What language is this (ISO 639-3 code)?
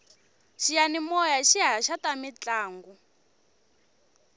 tso